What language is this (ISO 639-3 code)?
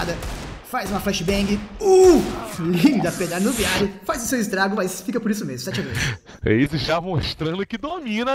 por